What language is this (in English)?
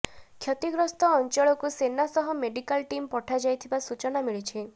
Odia